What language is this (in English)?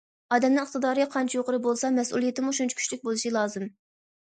Uyghur